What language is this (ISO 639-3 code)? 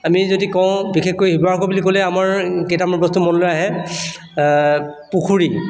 asm